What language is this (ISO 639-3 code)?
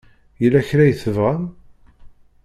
kab